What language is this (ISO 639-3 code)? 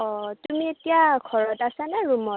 asm